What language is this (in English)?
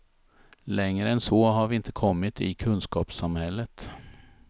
Swedish